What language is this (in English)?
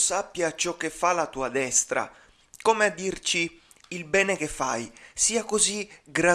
Italian